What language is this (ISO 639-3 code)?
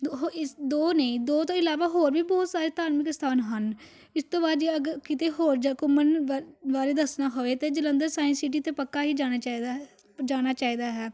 pan